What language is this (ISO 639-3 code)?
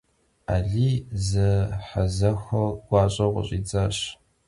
kbd